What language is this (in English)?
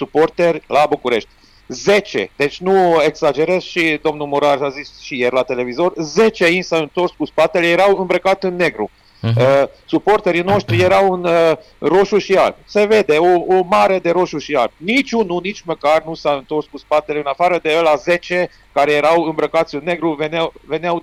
Romanian